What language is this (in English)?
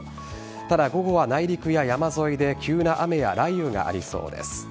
Japanese